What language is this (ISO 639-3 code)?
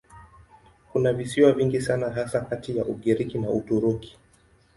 swa